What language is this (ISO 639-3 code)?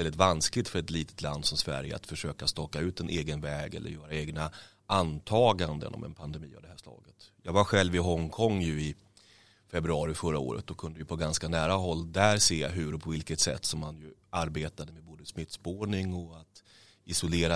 swe